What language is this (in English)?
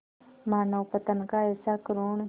Hindi